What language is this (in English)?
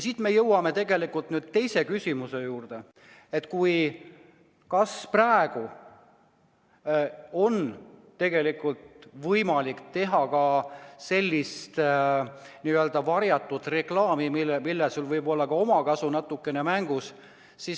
Estonian